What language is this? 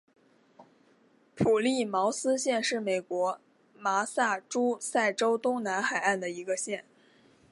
Chinese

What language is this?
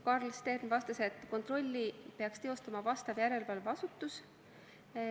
Estonian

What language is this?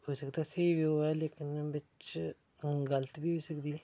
Dogri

